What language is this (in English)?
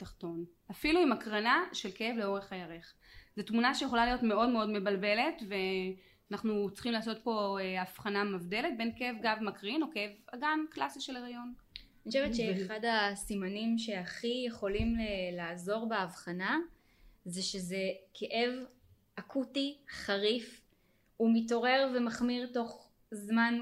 Hebrew